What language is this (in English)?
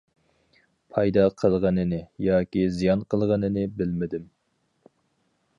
Uyghur